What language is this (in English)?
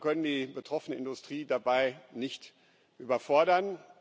German